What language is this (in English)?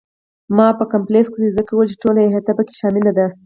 Pashto